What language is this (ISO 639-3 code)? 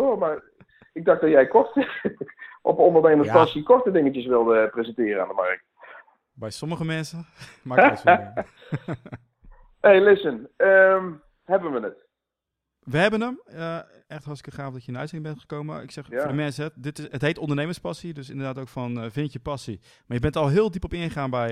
nld